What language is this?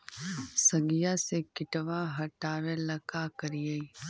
Magahi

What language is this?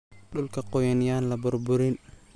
Somali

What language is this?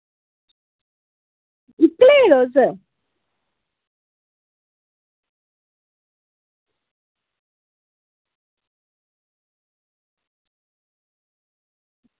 Dogri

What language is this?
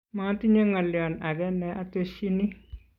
Kalenjin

